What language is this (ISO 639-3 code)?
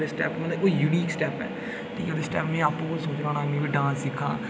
doi